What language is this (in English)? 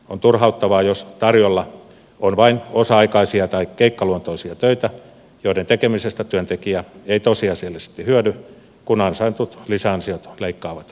Finnish